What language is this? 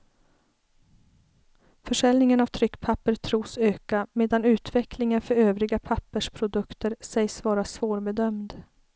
Swedish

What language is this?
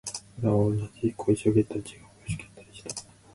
Japanese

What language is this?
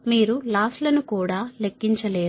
Telugu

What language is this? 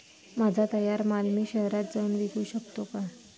Marathi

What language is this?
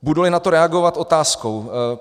Czech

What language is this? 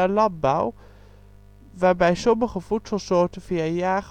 Dutch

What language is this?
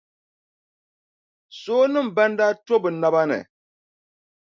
Dagbani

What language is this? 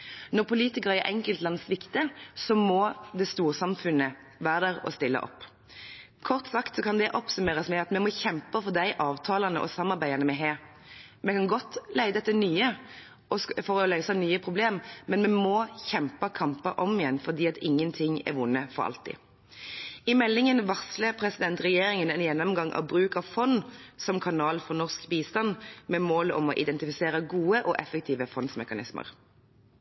Norwegian Bokmål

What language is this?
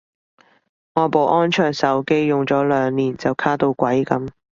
Cantonese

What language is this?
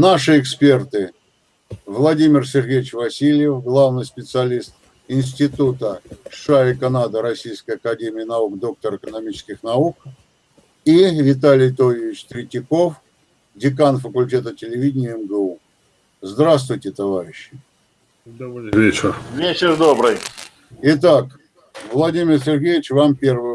Russian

